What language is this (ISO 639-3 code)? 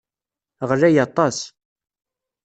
kab